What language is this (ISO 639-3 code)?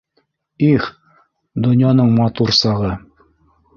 bak